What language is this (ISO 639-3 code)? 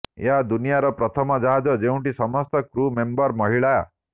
ori